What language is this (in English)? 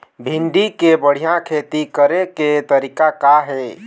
Chhattisgarhi